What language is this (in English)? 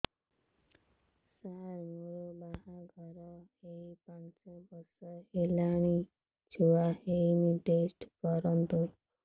Odia